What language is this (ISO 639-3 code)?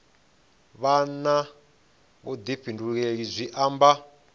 ven